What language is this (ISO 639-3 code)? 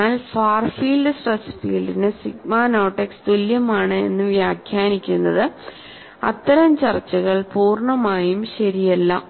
mal